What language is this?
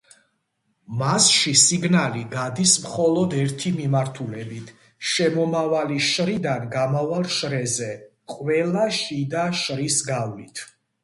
Georgian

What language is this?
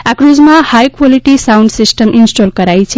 Gujarati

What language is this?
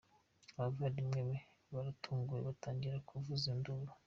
Kinyarwanda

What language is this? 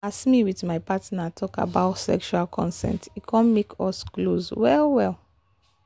Nigerian Pidgin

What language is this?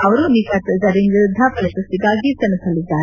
Kannada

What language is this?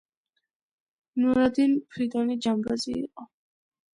Georgian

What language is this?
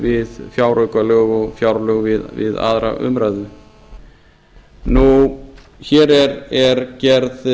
Icelandic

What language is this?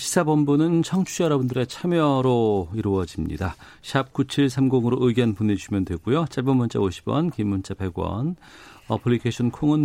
Korean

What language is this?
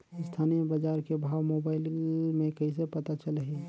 Chhattisgarhi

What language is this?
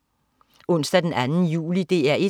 Danish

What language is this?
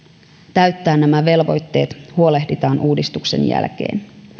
Finnish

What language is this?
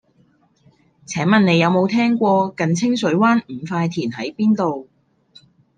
Cantonese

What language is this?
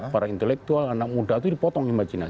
Indonesian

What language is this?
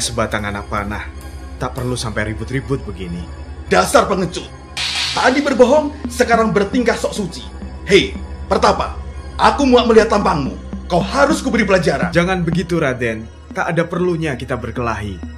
Indonesian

